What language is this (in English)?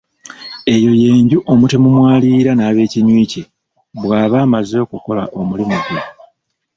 Ganda